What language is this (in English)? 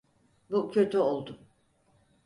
Turkish